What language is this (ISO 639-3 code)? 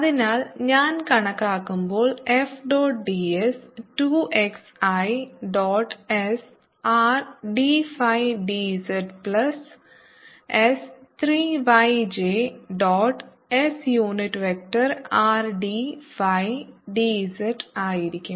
mal